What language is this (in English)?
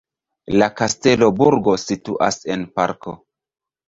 Esperanto